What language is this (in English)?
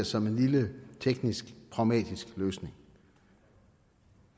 Danish